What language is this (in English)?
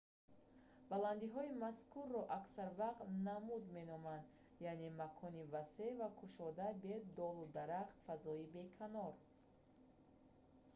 Tajik